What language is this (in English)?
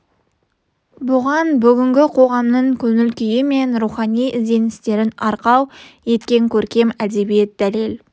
Kazakh